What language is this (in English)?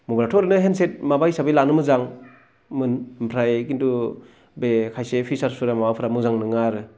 Bodo